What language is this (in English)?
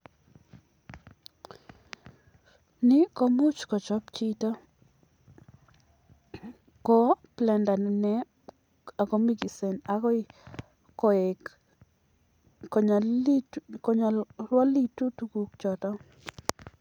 Kalenjin